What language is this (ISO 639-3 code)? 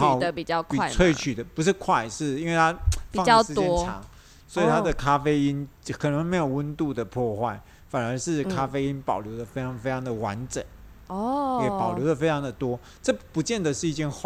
zho